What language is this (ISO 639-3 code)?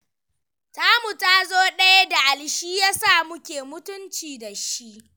hau